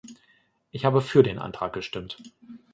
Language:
German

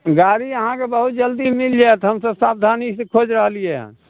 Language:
Maithili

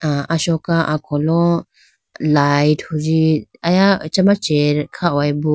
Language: Idu-Mishmi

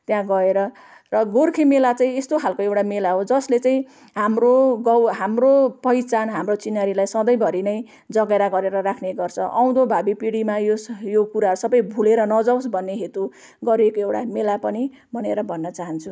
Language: Nepali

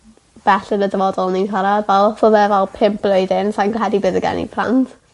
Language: Welsh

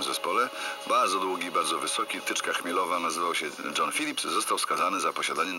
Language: Polish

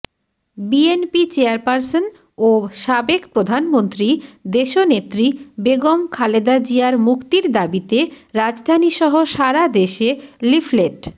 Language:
Bangla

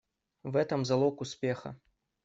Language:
Russian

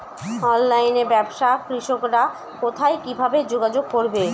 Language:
Bangla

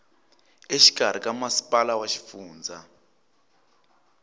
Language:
Tsonga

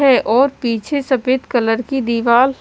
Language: Hindi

